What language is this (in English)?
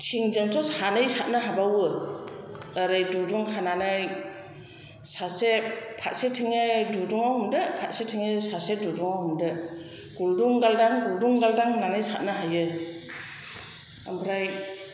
Bodo